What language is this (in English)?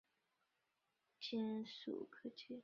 Chinese